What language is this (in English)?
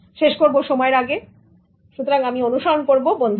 Bangla